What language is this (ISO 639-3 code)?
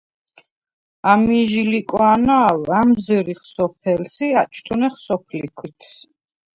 sva